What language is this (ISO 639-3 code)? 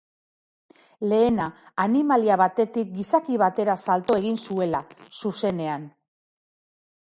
eus